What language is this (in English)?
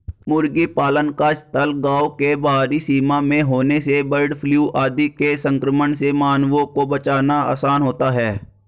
Hindi